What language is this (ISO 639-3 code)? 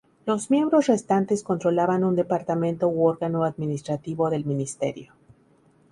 spa